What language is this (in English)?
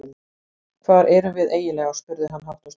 Icelandic